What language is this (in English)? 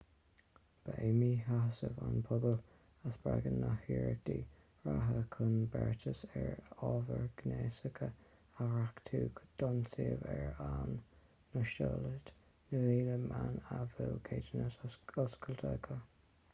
Irish